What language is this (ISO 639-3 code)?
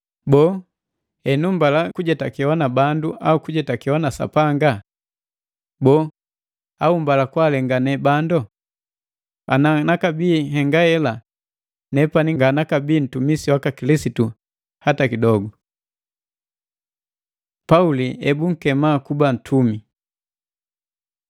mgv